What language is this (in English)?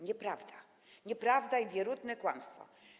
Polish